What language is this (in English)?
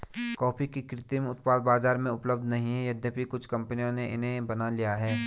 Hindi